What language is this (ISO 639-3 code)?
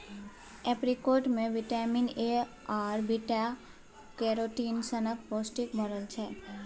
mai